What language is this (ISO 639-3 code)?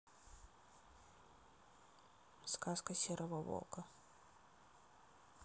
rus